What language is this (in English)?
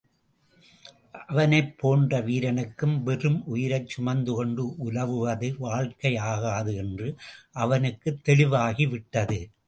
Tamil